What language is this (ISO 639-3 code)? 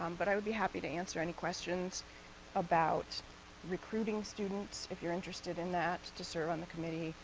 eng